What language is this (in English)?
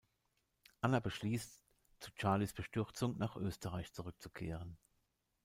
German